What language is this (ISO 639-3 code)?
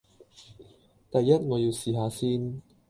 yue